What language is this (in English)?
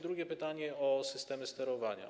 Polish